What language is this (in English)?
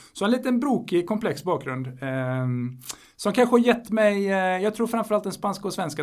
Swedish